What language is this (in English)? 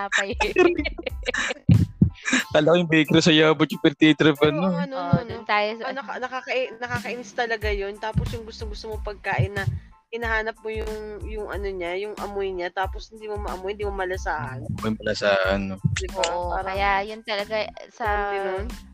Filipino